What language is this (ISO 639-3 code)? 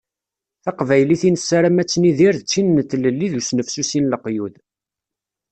kab